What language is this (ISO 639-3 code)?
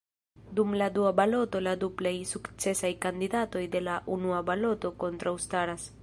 epo